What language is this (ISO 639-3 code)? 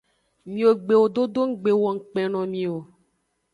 ajg